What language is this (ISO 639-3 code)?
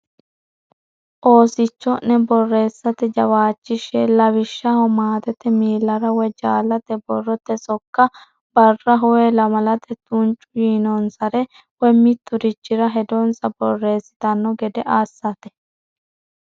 sid